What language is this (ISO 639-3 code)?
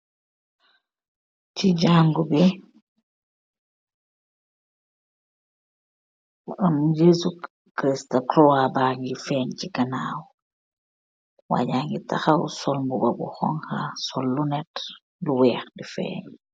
wol